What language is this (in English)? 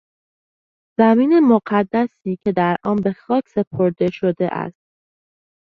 Persian